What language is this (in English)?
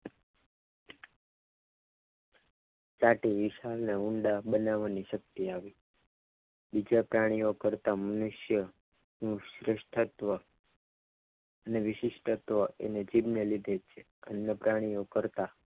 Gujarati